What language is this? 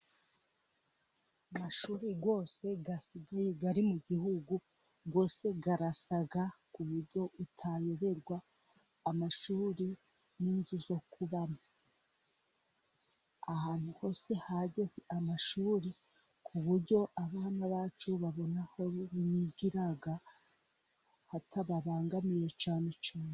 Kinyarwanda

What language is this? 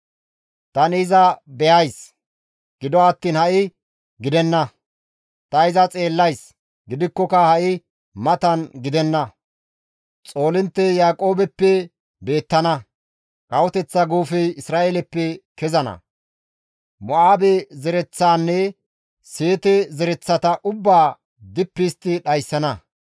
Gamo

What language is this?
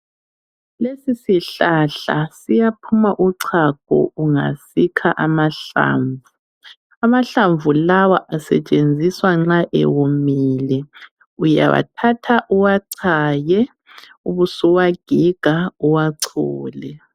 North Ndebele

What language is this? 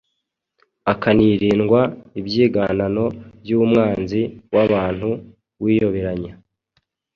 Kinyarwanda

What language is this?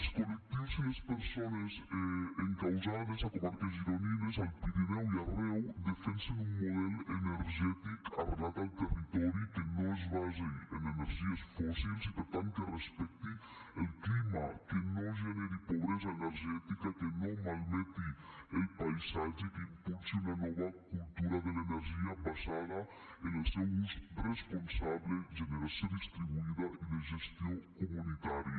Catalan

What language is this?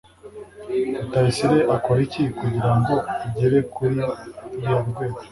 Kinyarwanda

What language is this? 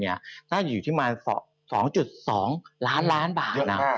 Thai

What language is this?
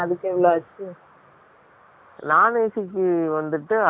Tamil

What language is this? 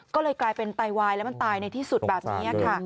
Thai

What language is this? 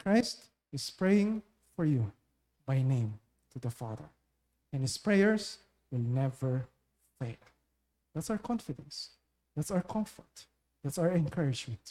Filipino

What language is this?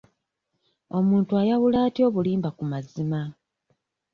Ganda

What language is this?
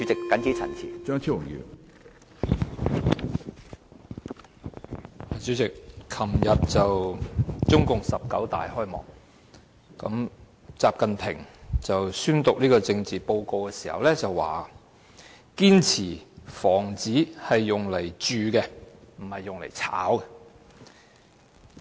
Cantonese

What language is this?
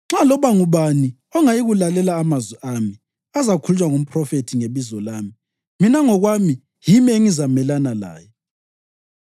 North Ndebele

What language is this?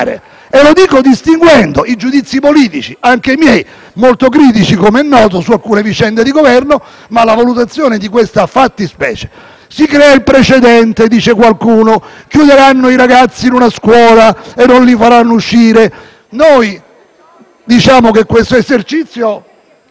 Italian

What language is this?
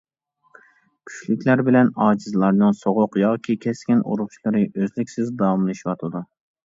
Uyghur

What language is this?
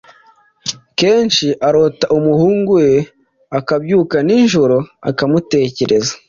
Kinyarwanda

